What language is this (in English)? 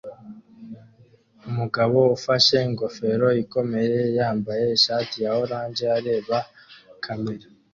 Kinyarwanda